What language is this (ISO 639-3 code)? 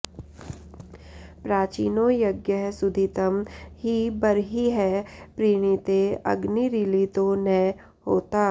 san